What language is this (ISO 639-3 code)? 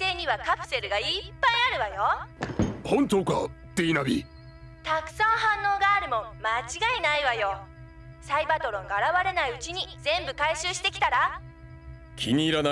jpn